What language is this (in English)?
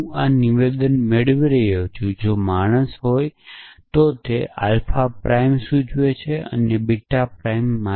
Gujarati